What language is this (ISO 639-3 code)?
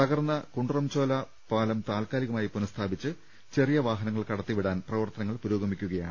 mal